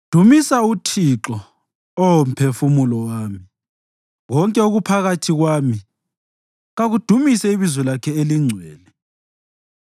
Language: North Ndebele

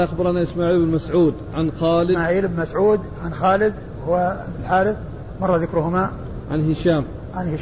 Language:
Arabic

